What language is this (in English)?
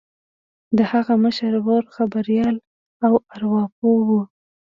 Pashto